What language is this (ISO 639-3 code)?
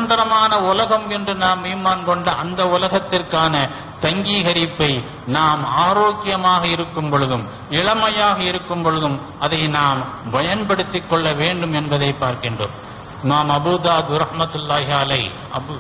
ara